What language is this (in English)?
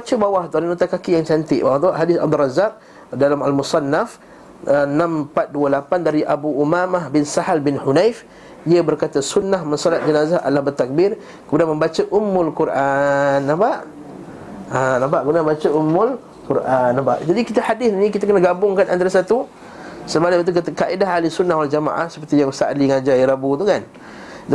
Malay